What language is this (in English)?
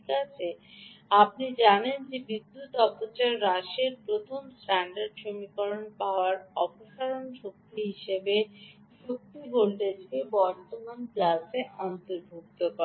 Bangla